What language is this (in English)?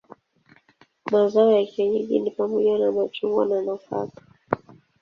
Swahili